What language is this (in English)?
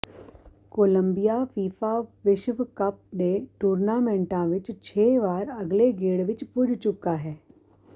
Punjabi